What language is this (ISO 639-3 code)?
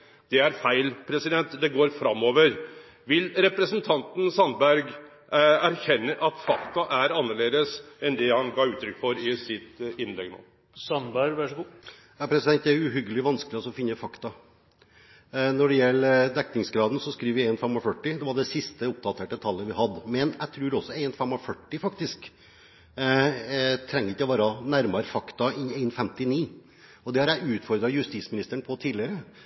nor